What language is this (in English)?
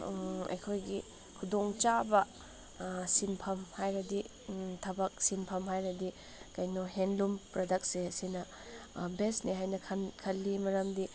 Manipuri